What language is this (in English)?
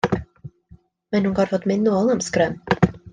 Welsh